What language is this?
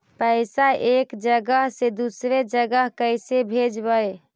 Magahi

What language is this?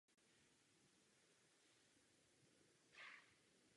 Czech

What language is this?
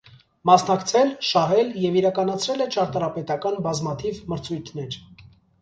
Armenian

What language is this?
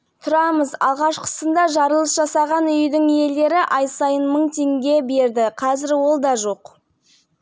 Kazakh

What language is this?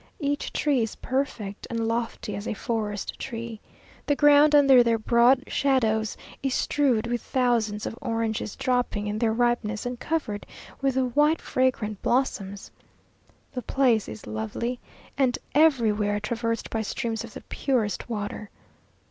English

